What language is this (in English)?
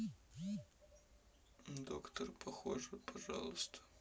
Russian